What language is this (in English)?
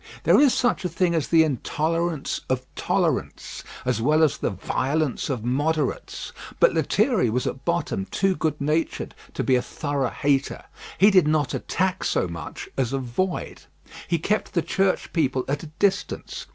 English